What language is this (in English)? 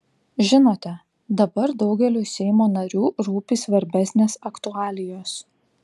Lithuanian